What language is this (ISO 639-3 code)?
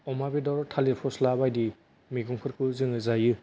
brx